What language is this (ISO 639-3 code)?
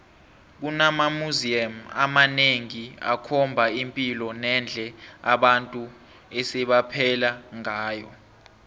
nbl